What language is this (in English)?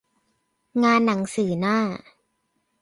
Thai